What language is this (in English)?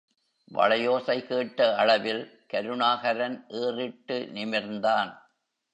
Tamil